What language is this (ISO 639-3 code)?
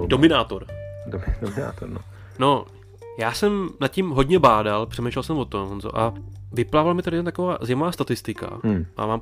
ces